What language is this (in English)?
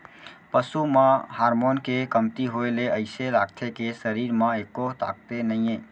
Chhattisgarhi